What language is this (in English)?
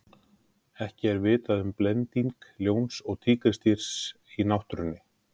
Icelandic